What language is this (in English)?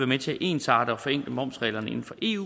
Danish